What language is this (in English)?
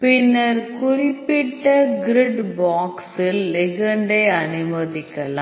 Tamil